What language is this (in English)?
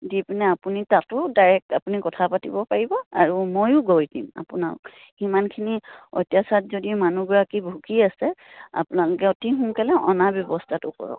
Assamese